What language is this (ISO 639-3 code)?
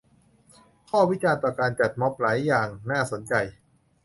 tha